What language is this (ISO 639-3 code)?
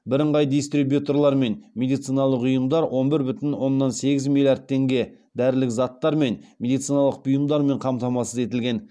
kaz